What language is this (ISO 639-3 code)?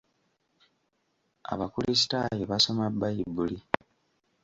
lug